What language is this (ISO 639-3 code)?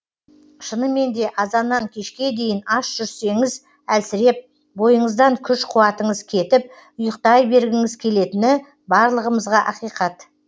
kaz